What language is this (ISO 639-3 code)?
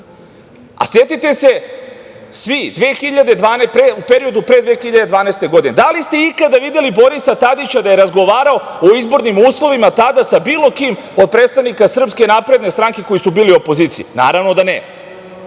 srp